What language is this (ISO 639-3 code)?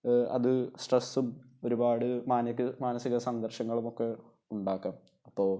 mal